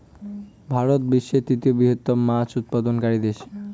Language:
Bangla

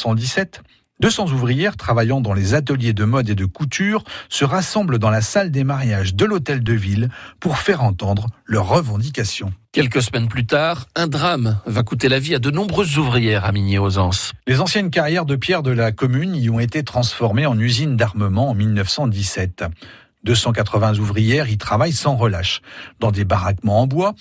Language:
French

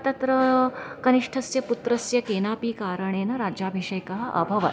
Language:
Sanskrit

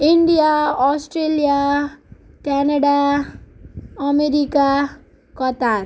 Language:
Nepali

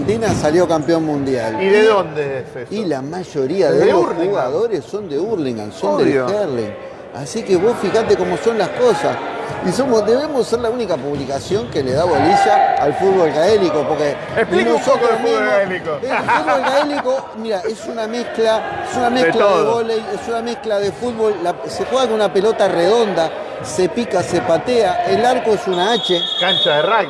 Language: Spanish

